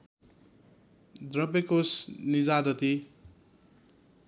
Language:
Nepali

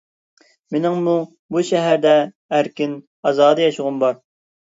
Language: Uyghur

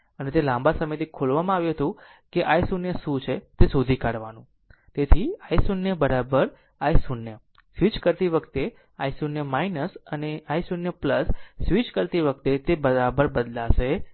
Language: Gujarati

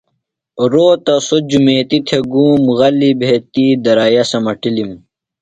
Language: Phalura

